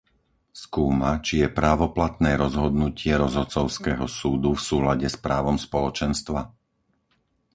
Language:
Slovak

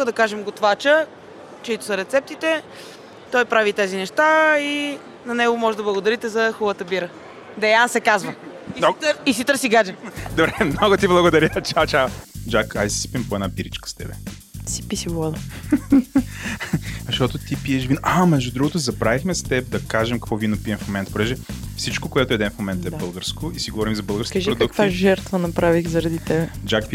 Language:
Bulgarian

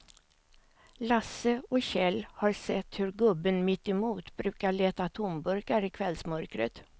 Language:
Swedish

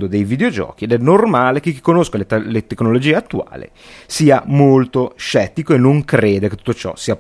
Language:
Italian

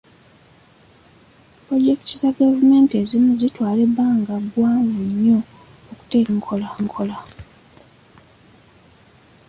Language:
Ganda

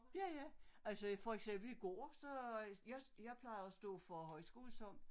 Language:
Danish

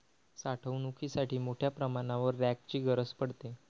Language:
Marathi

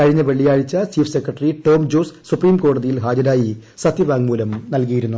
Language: Malayalam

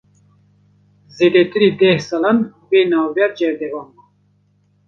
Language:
Kurdish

